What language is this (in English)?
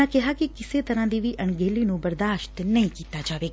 Punjabi